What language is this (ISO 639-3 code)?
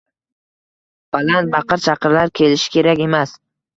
uzb